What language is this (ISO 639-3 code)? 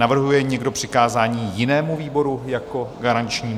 ces